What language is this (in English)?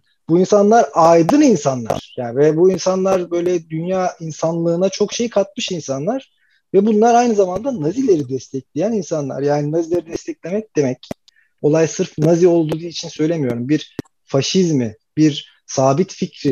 Turkish